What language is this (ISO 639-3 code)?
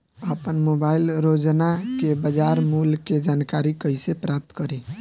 bho